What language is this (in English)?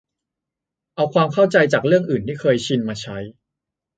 Thai